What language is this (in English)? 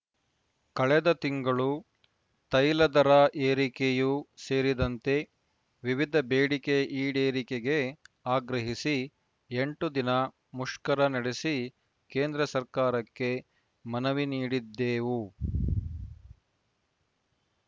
Kannada